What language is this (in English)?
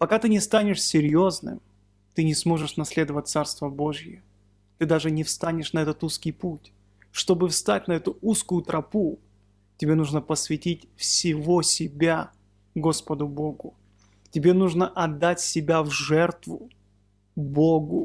Russian